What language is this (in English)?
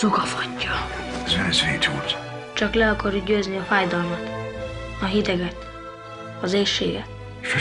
Hungarian